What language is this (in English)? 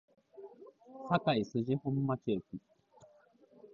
Japanese